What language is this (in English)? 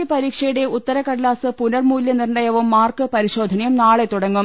Malayalam